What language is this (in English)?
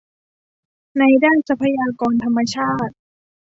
Thai